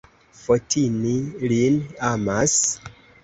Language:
Esperanto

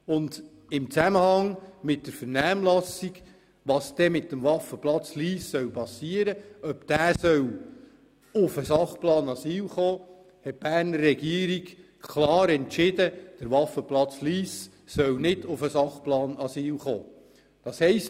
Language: Swiss German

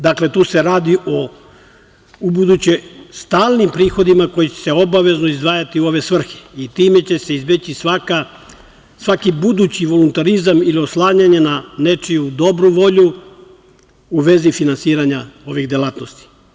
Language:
Serbian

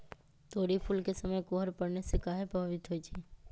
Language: Magahi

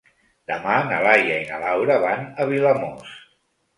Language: Catalan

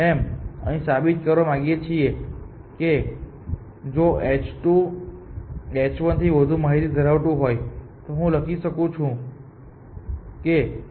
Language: Gujarati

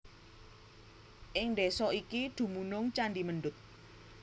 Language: Javanese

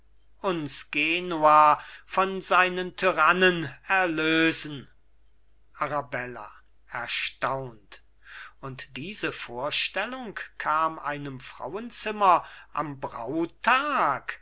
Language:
German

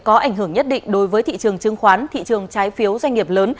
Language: Vietnamese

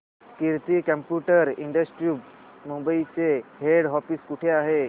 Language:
Marathi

